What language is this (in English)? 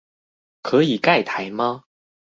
Chinese